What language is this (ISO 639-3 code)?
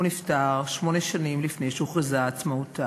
heb